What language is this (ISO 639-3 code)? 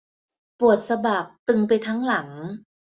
tha